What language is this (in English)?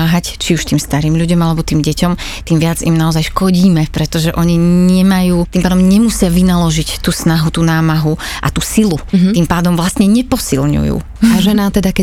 Slovak